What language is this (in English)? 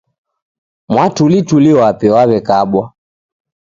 Taita